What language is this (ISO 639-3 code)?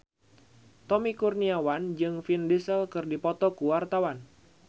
sun